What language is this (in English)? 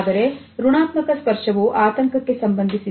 Kannada